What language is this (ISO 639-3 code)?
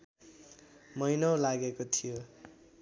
nep